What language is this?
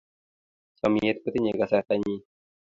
Kalenjin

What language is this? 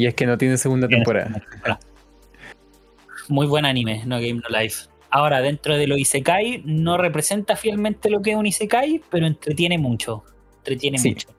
Spanish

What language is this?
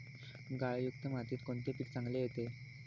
Marathi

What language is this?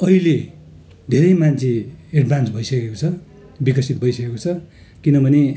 Nepali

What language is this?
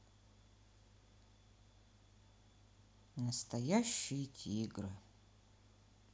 Russian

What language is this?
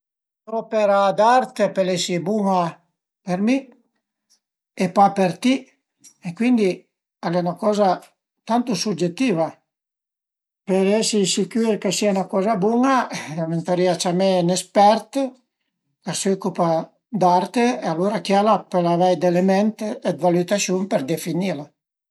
Piedmontese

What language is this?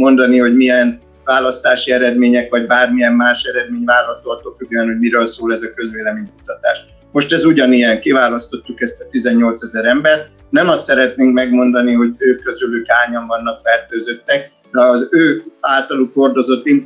Hungarian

